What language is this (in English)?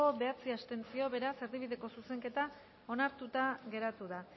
Basque